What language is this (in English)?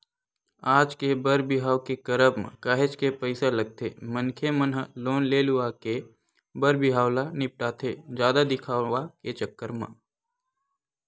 Chhattisgarhi